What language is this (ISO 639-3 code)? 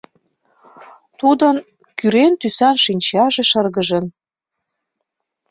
chm